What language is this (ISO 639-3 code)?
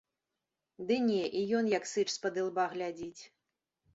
bel